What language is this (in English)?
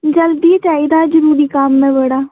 Dogri